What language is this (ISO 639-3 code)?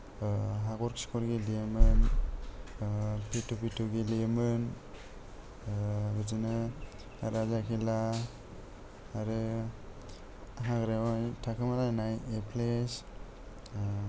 brx